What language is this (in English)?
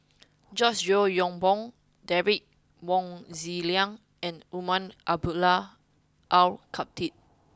English